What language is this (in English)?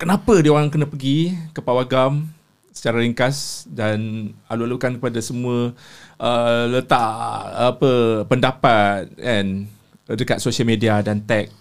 Malay